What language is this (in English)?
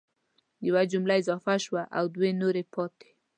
Pashto